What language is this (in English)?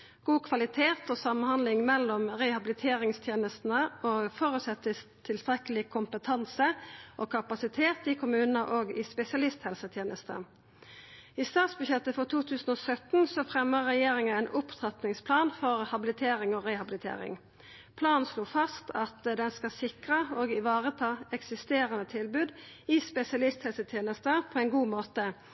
Norwegian Nynorsk